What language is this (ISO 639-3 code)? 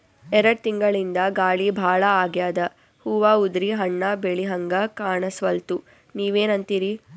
kan